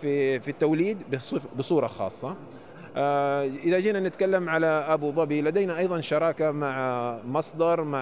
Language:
Arabic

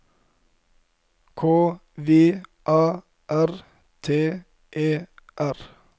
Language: Norwegian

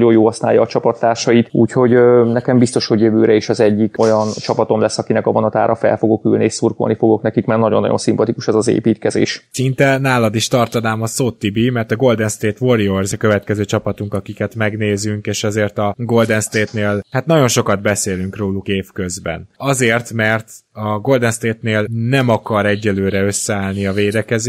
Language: Hungarian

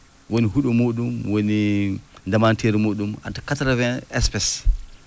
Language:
Fula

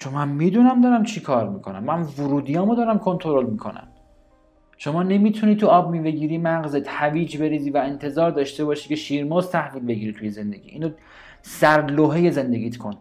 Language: Persian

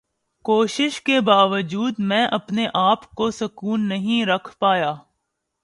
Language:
Urdu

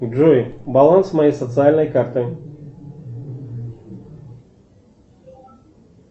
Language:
Russian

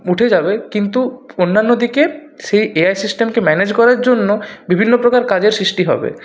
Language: Bangla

